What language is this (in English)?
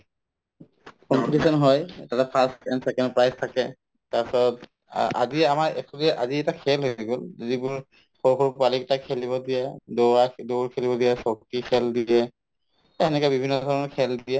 Assamese